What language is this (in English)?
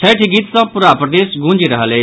Maithili